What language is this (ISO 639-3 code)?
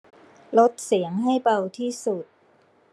tha